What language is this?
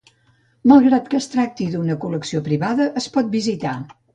Catalan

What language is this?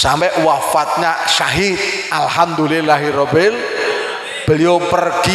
Indonesian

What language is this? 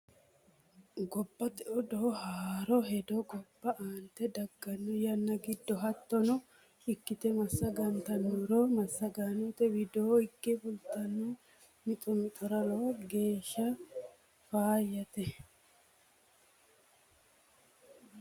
Sidamo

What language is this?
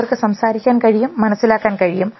Malayalam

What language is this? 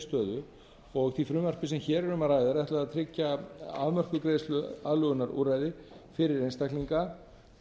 Icelandic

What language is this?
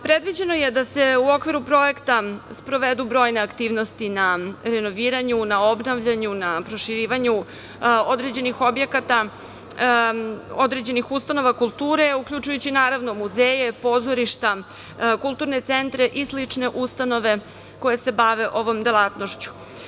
Serbian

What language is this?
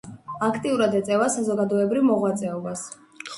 Georgian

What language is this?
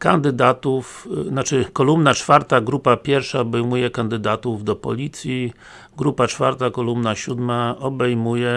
Polish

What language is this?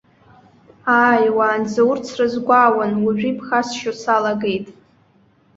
Abkhazian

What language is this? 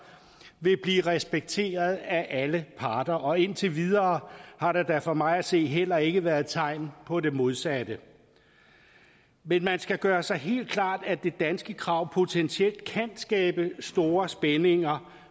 Danish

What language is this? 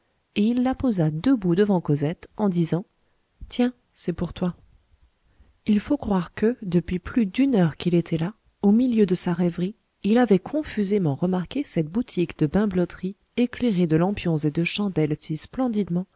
French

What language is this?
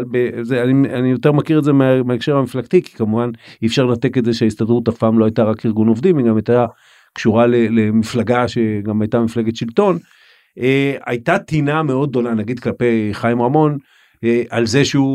Hebrew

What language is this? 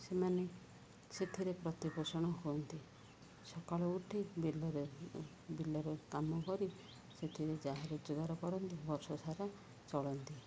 Odia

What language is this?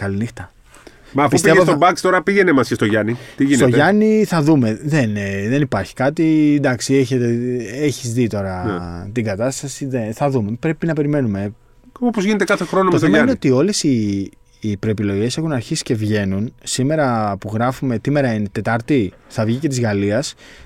Greek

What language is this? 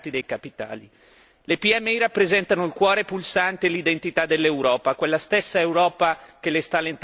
Italian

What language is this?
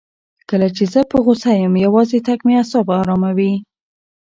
Pashto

